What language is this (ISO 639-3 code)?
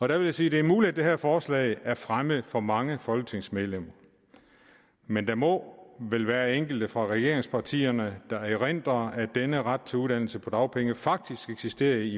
dan